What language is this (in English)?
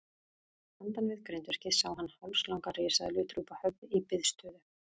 Icelandic